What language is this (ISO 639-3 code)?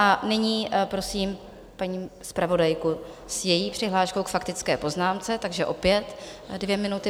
ces